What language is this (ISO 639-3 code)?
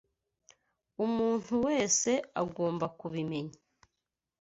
kin